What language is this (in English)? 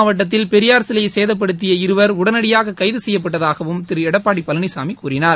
Tamil